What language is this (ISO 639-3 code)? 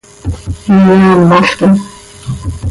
sei